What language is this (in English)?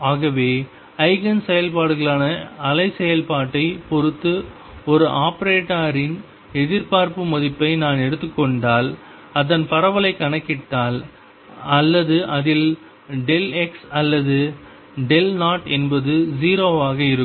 Tamil